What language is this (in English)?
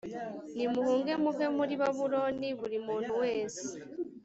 Kinyarwanda